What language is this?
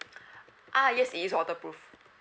English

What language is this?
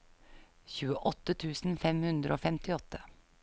Norwegian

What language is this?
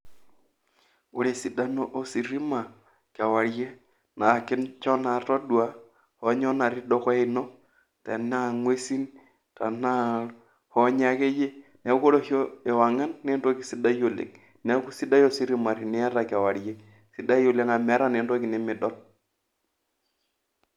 Masai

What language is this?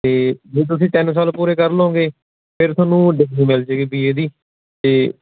Punjabi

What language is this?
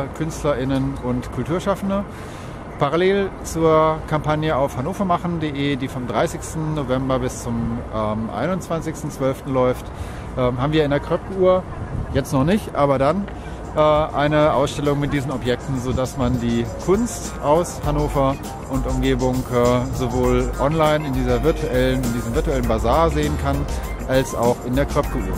German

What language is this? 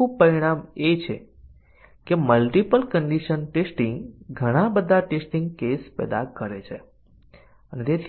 Gujarati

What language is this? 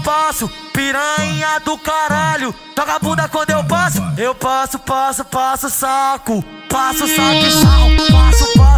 Portuguese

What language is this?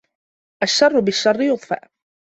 Arabic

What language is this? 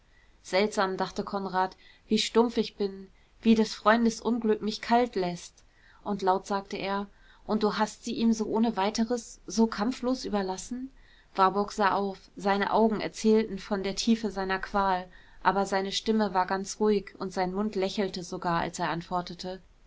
German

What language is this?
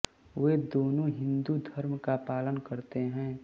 Hindi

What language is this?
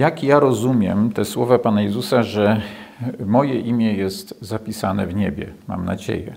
Polish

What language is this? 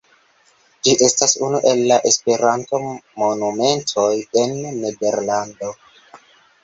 Esperanto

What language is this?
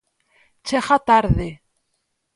Galician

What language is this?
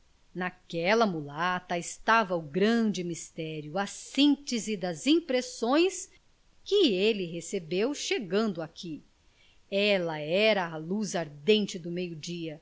Portuguese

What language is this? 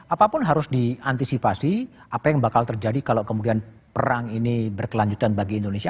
Indonesian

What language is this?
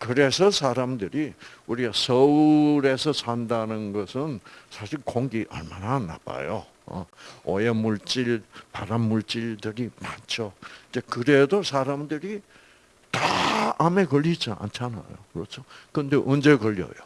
Korean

